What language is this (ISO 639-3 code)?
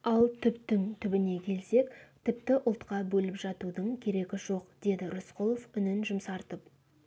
kaz